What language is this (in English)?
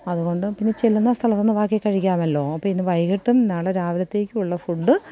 Malayalam